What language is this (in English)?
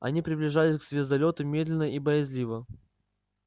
Russian